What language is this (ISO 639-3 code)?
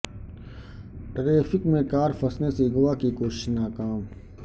urd